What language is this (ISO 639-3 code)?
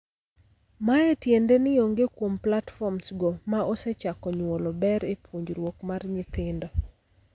luo